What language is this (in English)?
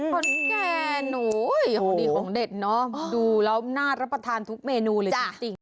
Thai